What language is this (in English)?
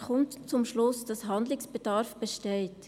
Swiss German